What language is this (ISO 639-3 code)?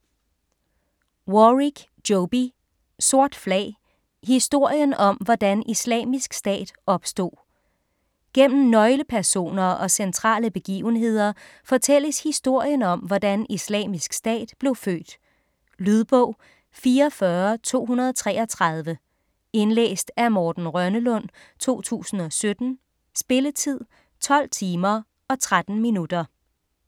dan